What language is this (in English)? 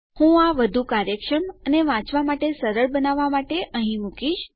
Gujarati